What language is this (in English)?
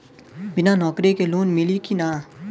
Bhojpuri